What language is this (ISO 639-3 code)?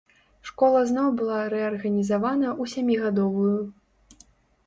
bel